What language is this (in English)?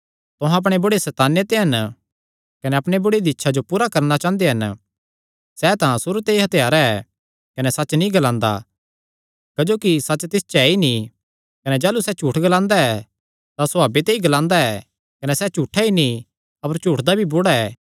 Kangri